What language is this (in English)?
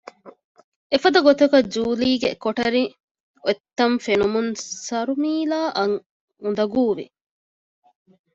Divehi